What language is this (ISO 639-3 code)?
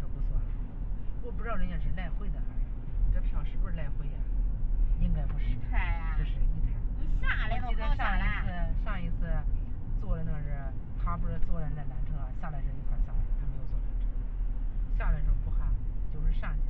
zho